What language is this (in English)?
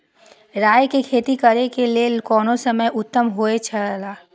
Maithili